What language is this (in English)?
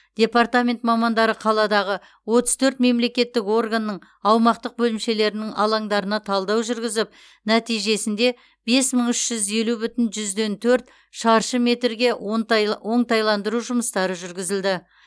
Kazakh